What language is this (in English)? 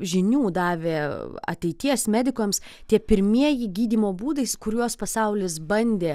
Lithuanian